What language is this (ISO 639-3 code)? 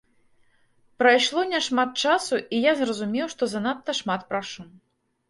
bel